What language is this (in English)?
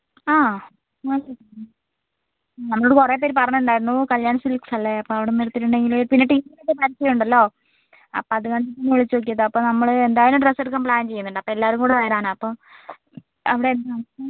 Malayalam